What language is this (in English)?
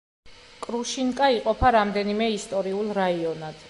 Georgian